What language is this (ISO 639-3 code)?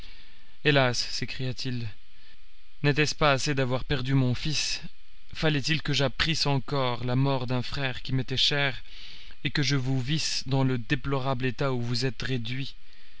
fra